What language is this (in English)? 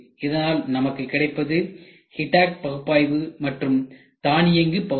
Tamil